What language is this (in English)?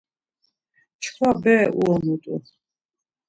Laz